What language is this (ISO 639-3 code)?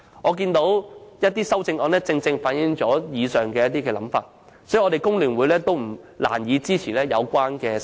yue